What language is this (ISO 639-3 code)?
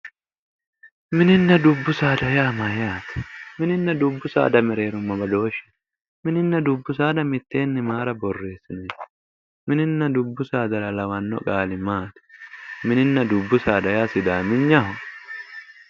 sid